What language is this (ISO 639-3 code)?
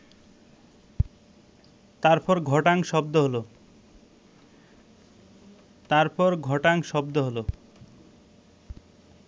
ben